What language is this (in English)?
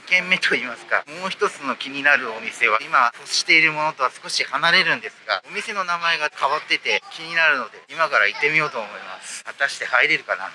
Japanese